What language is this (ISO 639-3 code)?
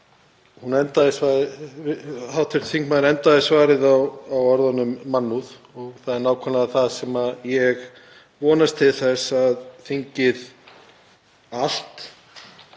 isl